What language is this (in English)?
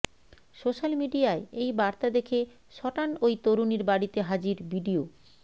Bangla